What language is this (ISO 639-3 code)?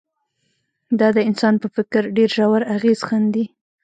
pus